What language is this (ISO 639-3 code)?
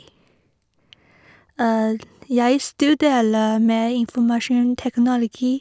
nor